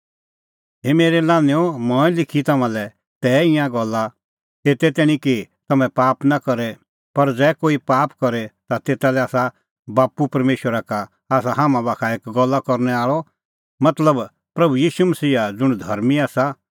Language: Kullu Pahari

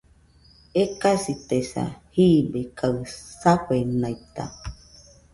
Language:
Nüpode Huitoto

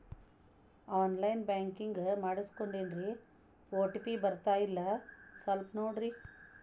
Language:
Kannada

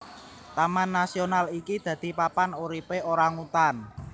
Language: Javanese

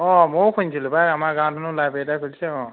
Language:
Assamese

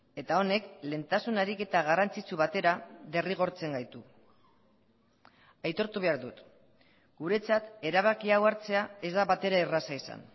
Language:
Basque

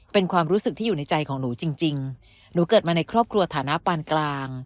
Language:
Thai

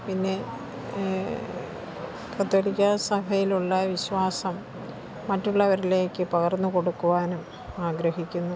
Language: Malayalam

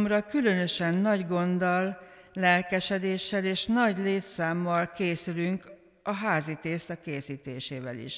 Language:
Hungarian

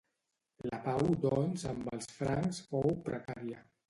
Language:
Catalan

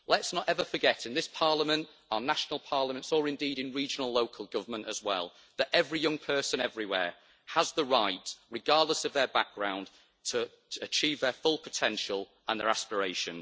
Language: English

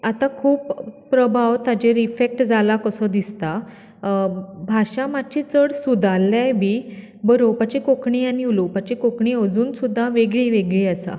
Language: Konkani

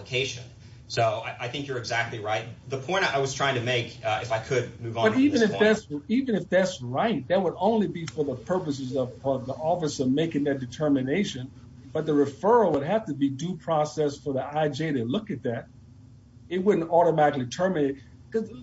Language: English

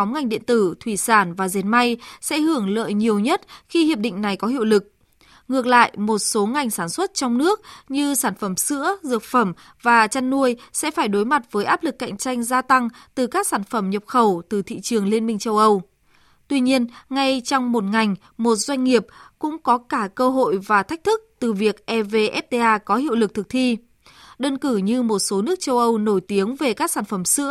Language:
Vietnamese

